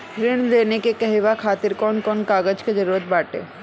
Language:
Bhojpuri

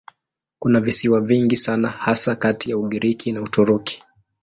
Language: Swahili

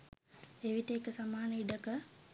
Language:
Sinhala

